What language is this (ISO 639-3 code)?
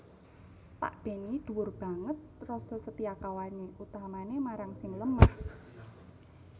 jav